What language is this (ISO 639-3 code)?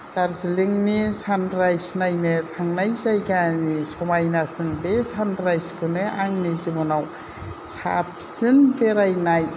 brx